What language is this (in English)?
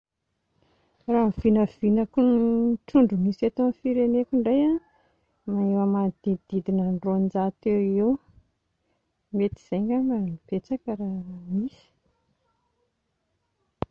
Malagasy